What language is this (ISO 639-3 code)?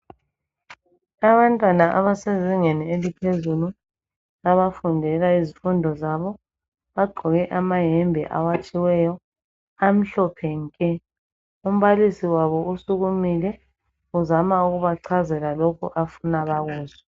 nde